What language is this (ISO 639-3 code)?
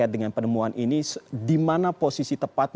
ind